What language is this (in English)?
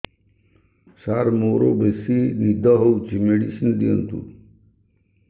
Odia